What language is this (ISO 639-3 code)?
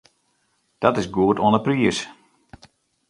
fry